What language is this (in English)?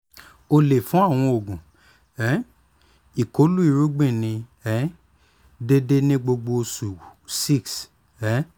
Yoruba